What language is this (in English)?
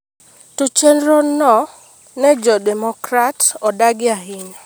Luo (Kenya and Tanzania)